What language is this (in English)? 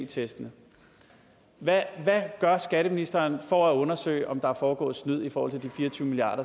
Danish